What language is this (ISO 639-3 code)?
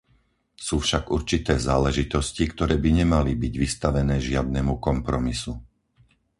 slk